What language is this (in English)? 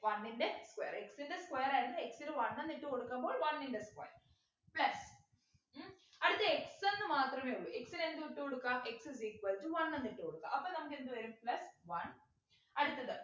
Malayalam